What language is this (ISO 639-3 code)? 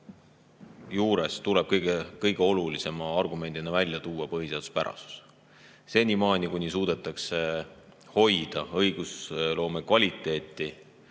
est